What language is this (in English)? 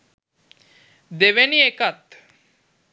Sinhala